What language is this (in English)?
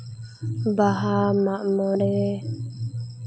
Santali